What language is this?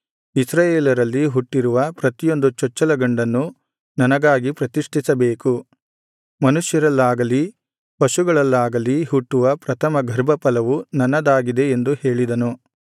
Kannada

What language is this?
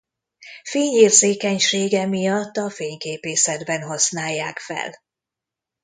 Hungarian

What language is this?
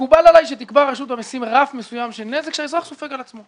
Hebrew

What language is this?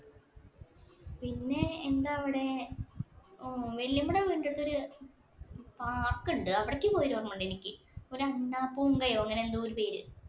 Malayalam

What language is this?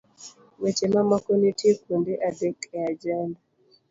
Luo (Kenya and Tanzania)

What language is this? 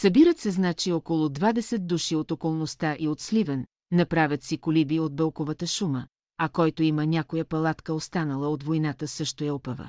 Bulgarian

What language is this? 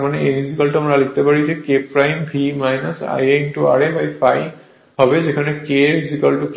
Bangla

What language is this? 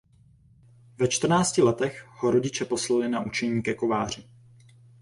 Czech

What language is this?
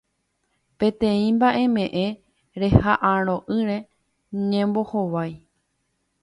Guarani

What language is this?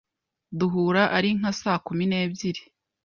Kinyarwanda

